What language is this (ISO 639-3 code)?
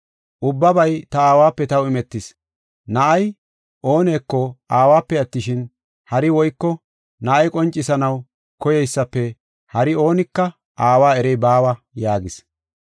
gof